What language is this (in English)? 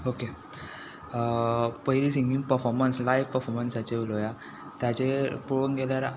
Konkani